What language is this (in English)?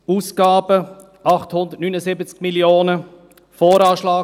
Swiss German